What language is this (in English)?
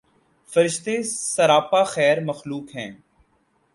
Urdu